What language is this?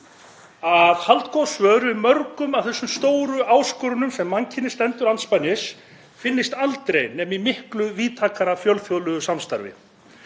Icelandic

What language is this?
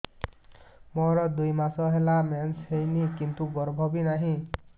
Odia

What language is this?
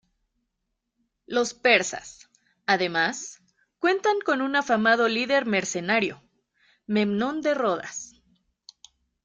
Spanish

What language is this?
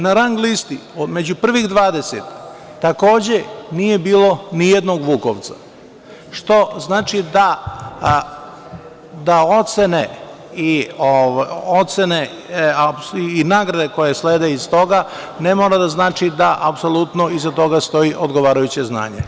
Serbian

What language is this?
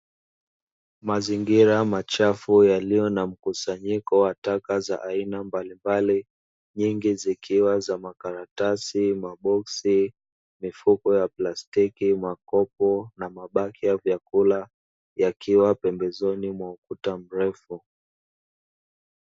Swahili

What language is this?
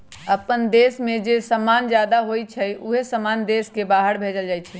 Magahi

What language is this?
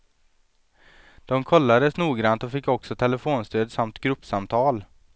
Swedish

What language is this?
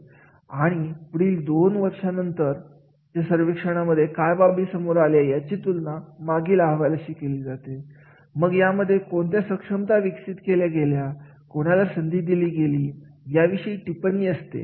Marathi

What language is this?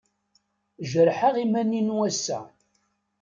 Kabyle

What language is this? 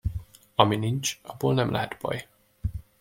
Hungarian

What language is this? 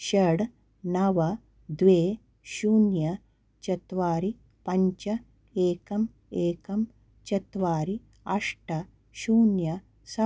Sanskrit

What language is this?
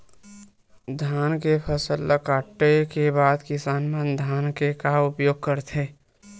Chhattisgarhi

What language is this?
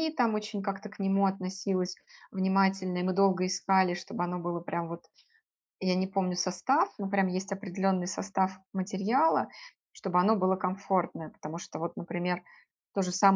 Russian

